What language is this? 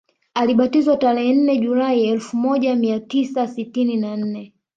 Swahili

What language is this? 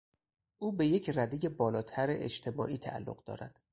Persian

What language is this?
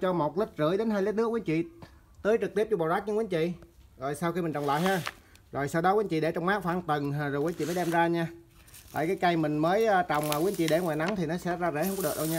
Vietnamese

